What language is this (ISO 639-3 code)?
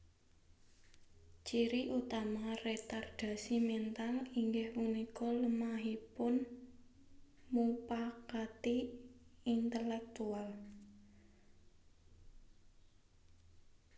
jav